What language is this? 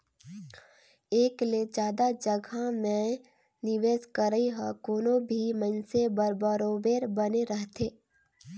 Chhattisgarhi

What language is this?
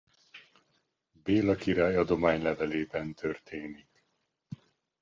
Hungarian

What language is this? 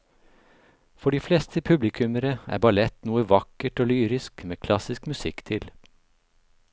Norwegian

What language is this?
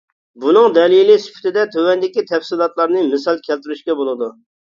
Uyghur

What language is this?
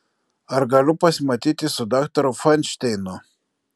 Lithuanian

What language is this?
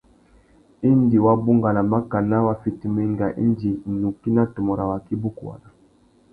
Tuki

